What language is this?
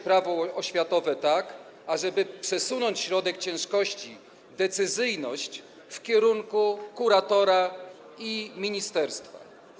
Polish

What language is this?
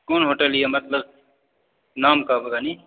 Maithili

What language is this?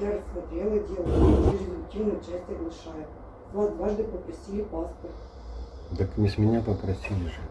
Russian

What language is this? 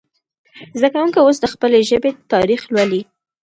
Pashto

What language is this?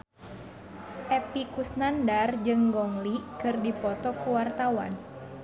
Sundanese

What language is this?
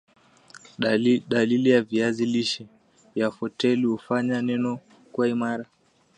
Swahili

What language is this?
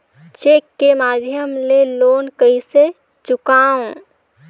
Chhattisgarhi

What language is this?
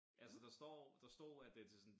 Danish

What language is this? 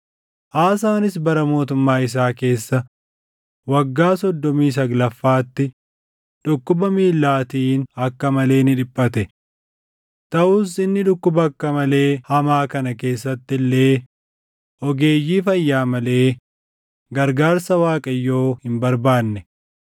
Oromo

